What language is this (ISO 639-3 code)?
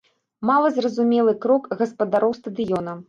bel